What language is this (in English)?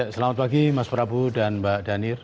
Indonesian